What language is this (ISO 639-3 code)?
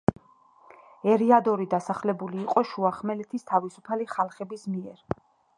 kat